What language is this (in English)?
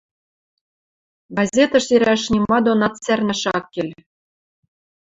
Western Mari